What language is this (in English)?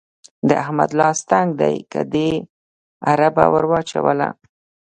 Pashto